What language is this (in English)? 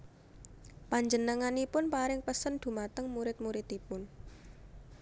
Javanese